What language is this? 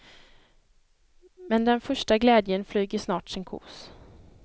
Swedish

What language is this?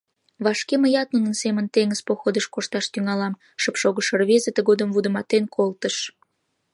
Mari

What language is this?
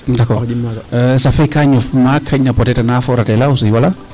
Serer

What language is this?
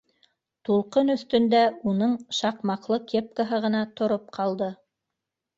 Bashkir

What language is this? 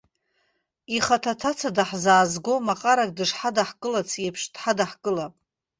Abkhazian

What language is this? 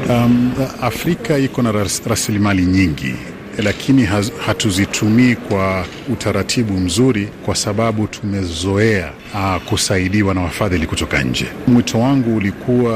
Swahili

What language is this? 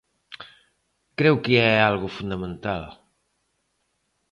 Galician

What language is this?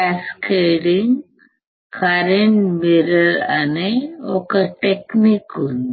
Telugu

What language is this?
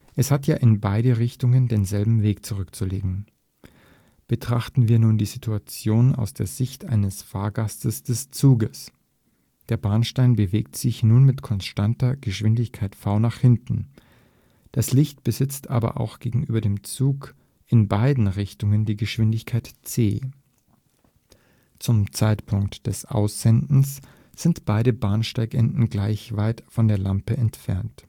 German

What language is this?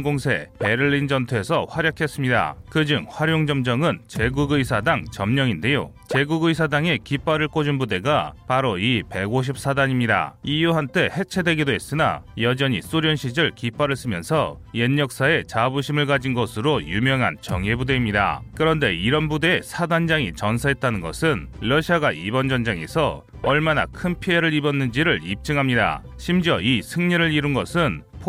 Korean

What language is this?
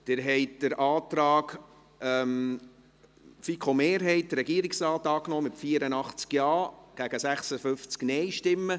Swiss German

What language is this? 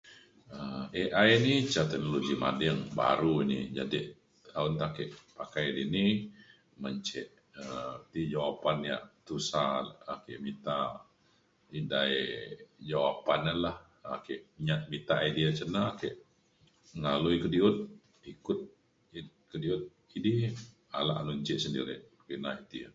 Mainstream Kenyah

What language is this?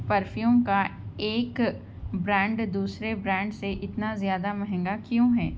Urdu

